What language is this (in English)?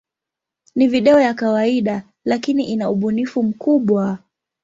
Swahili